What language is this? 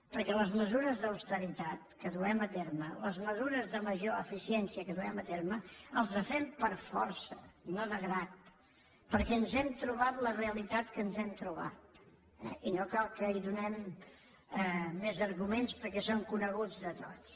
Catalan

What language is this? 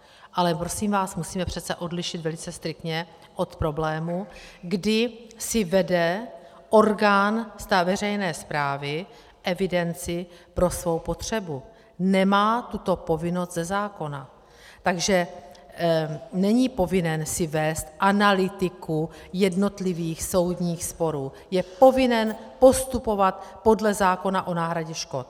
Czech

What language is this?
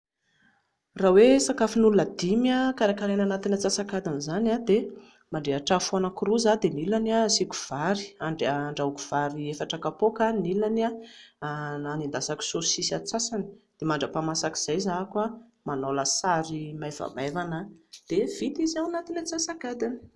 Malagasy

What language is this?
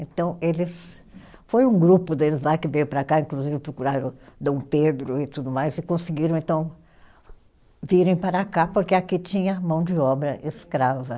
Portuguese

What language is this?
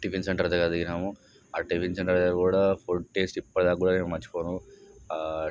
Telugu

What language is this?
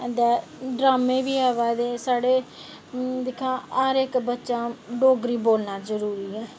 Dogri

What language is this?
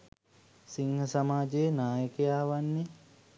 Sinhala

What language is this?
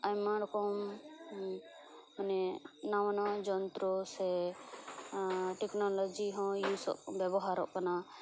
Santali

